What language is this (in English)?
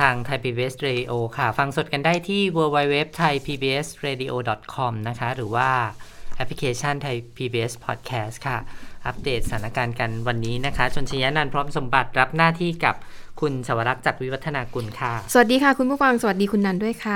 Thai